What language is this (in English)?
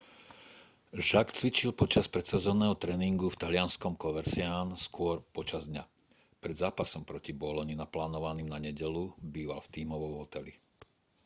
Slovak